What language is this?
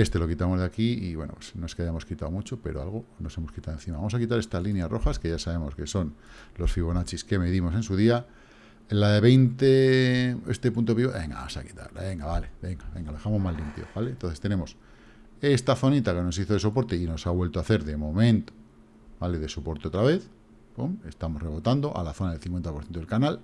Spanish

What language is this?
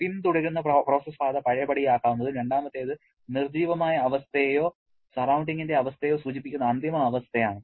Malayalam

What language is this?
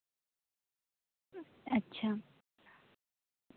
Santali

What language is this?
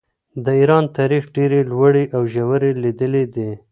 Pashto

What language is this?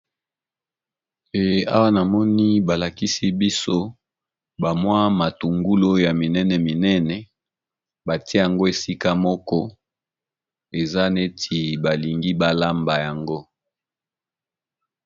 Lingala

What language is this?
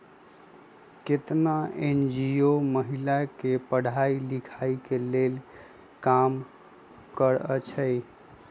Magahi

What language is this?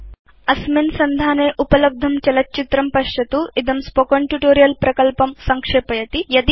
Sanskrit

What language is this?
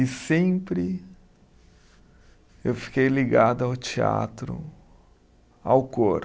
Portuguese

